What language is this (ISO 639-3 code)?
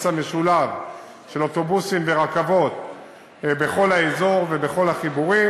heb